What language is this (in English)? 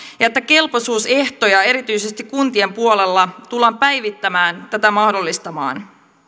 Finnish